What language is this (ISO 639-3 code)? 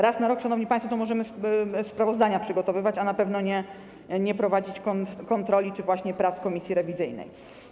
pol